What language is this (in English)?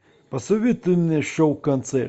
Russian